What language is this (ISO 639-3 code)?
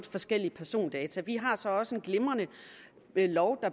dan